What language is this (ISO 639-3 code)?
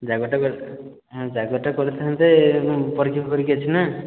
ori